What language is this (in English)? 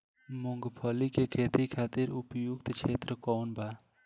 Bhojpuri